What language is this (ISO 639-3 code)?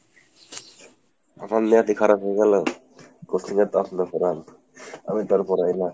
ben